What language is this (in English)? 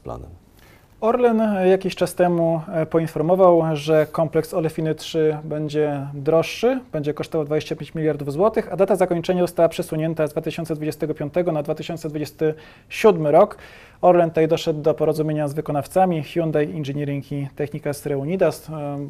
Polish